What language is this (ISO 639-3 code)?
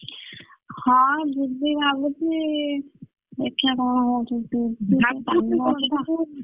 ori